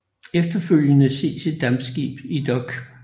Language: Danish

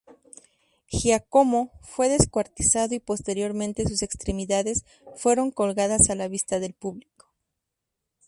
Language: Spanish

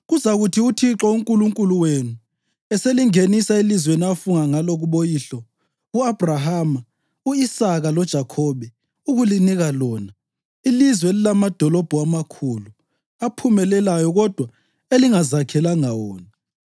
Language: North Ndebele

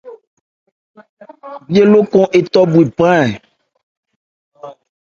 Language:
Ebrié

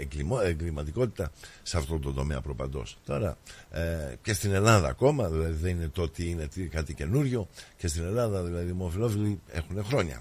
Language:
Greek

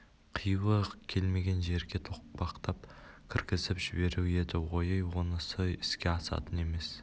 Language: Kazakh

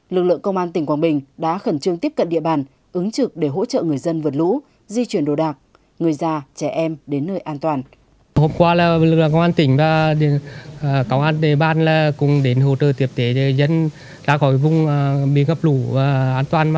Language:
Vietnamese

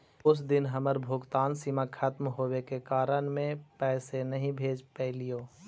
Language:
Magahi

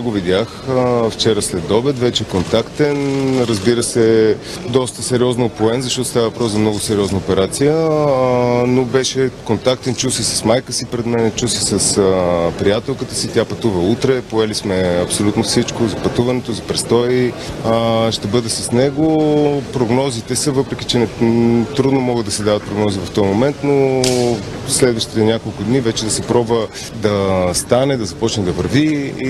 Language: Bulgarian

